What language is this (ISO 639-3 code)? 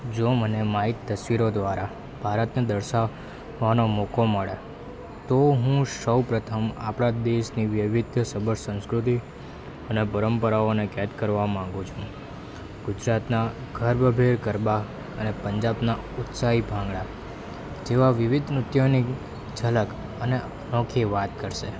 guj